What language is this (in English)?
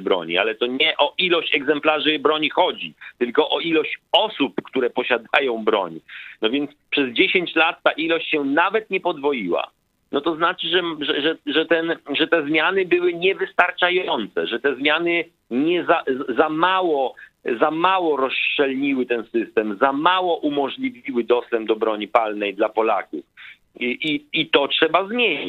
Polish